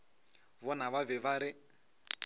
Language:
Northern Sotho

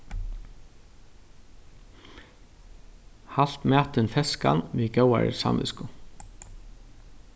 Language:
Faroese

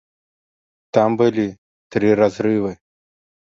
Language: Belarusian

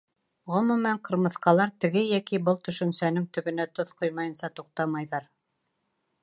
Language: Bashkir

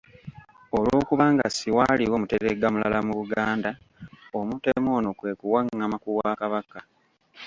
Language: Ganda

